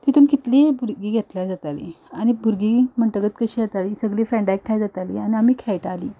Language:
Konkani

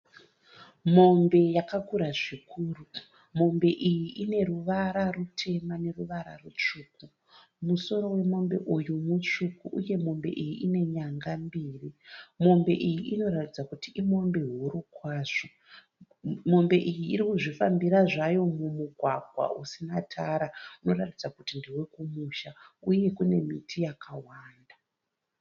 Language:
Shona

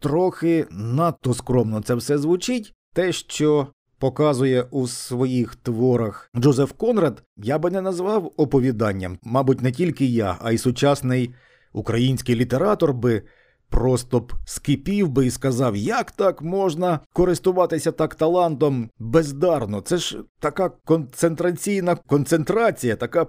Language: Ukrainian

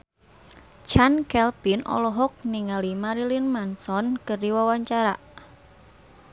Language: Sundanese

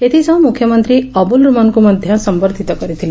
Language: Odia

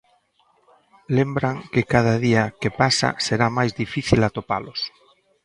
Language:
Galician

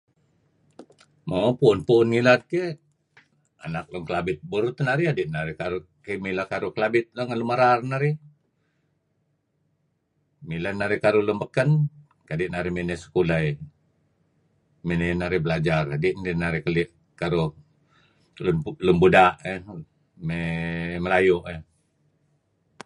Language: Kelabit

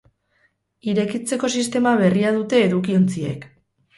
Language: Basque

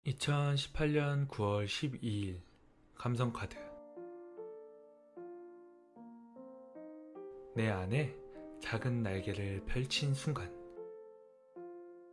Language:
Korean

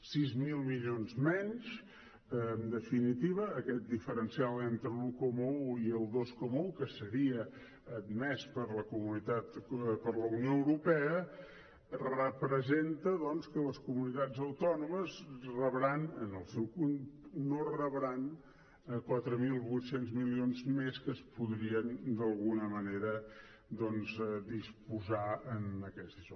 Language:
Catalan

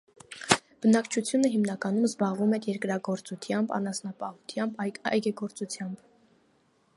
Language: Armenian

